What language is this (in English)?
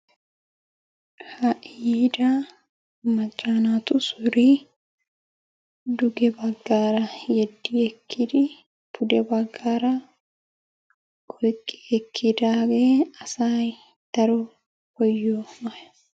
Wolaytta